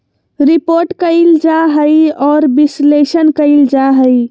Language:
Magahi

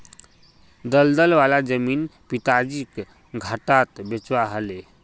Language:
Magahi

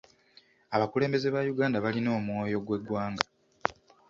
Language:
Ganda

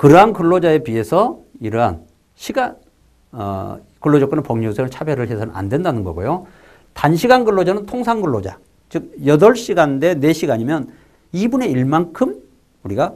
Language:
Korean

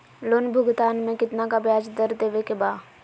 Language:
Magahi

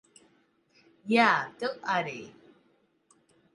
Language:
Latvian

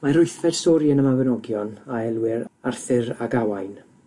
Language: Welsh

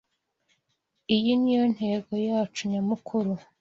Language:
Kinyarwanda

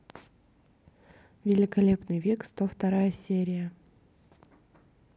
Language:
Russian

